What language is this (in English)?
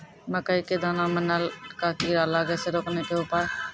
Maithili